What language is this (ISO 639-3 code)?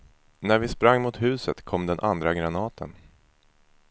swe